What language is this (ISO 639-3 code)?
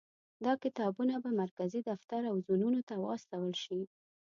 pus